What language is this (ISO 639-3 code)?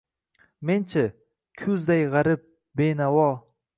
uzb